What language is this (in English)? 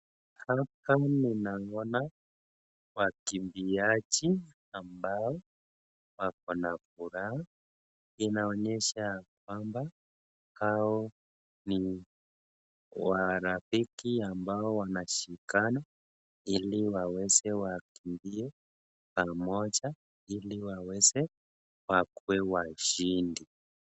Swahili